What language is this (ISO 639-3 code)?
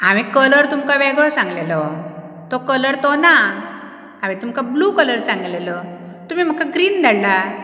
kok